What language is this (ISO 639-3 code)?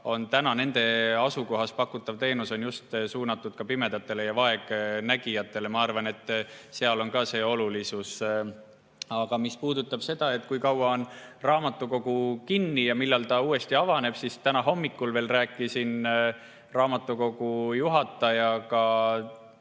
est